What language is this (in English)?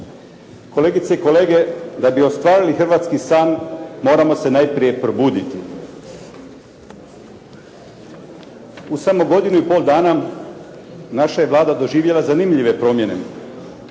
Croatian